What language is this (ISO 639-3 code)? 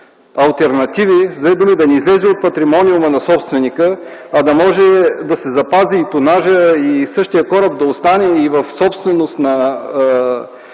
bul